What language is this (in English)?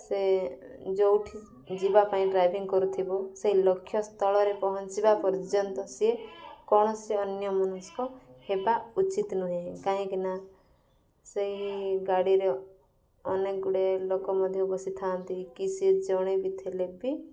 Odia